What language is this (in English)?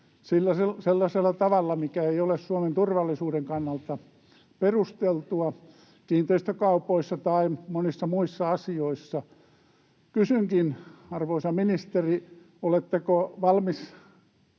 Finnish